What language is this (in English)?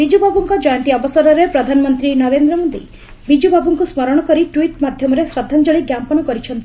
Odia